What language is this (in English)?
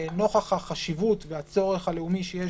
Hebrew